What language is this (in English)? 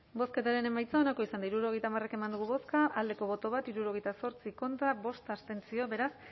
Basque